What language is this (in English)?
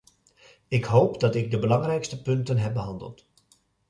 Dutch